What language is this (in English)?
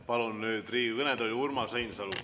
Estonian